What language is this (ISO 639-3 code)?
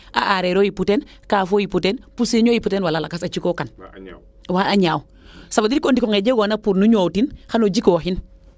srr